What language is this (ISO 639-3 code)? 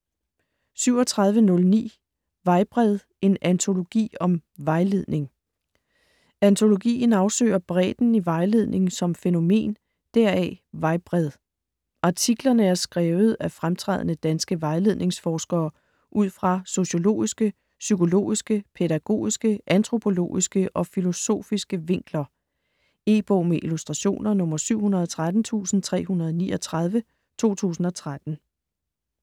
dan